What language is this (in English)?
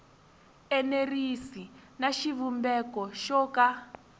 Tsonga